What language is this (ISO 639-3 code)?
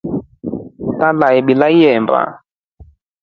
rof